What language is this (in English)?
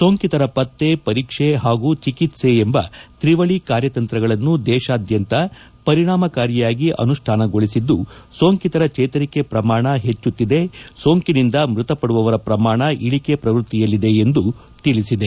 Kannada